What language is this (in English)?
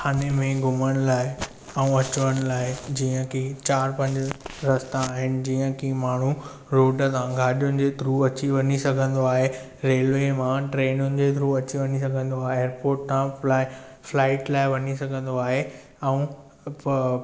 Sindhi